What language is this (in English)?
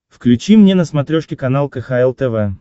Russian